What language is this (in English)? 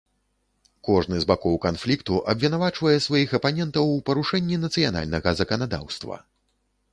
Belarusian